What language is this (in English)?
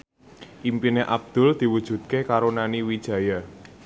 Javanese